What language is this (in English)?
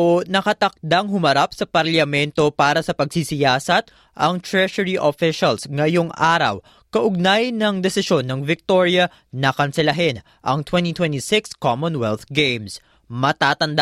Filipino